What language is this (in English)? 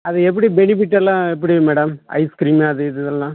Tamil